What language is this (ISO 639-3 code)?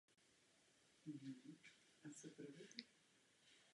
ces